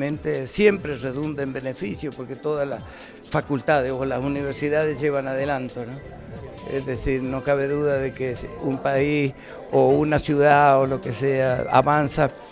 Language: Spanish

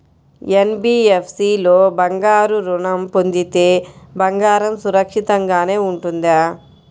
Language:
Telugu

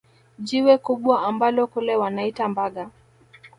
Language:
Swahili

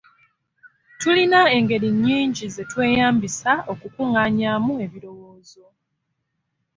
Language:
Ganda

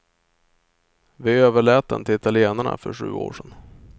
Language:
Swedish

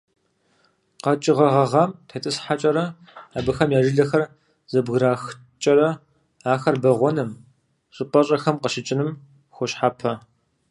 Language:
Kabardian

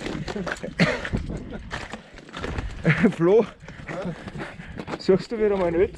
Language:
German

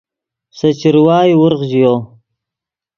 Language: Yidgha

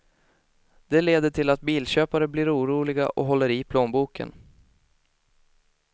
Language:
Swedish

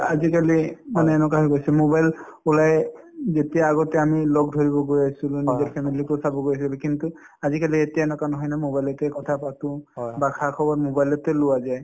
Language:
Assamese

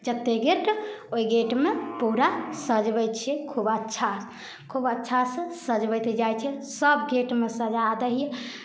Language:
Maithili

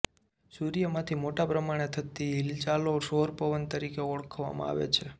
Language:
Gujarati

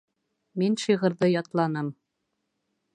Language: Bashkir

